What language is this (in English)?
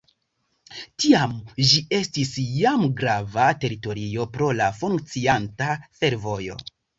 Esperanto